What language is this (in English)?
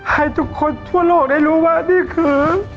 Thai